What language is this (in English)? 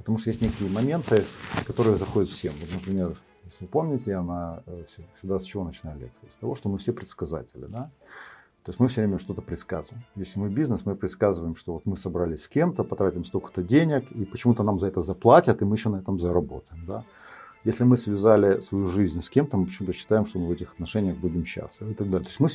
Russian